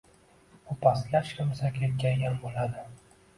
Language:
Uzbek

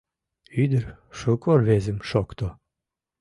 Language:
Mari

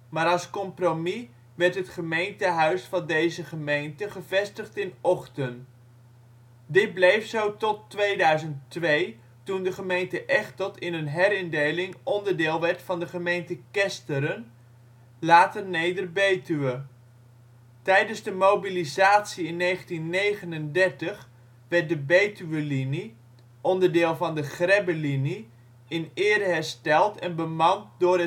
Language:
Dutch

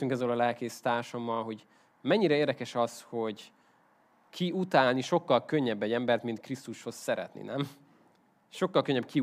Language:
Hungarian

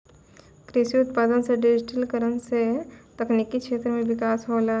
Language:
Maithili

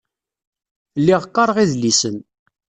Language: Kabyle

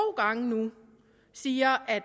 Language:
Danish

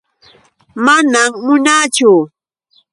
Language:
Yauyos Quechua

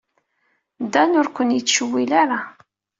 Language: Kabyle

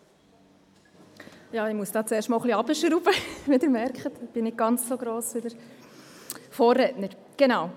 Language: Swiss German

